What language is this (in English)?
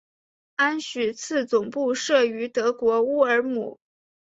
Chinese